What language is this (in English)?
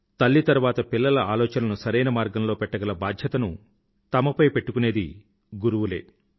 Telugu